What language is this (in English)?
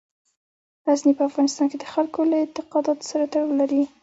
Pashto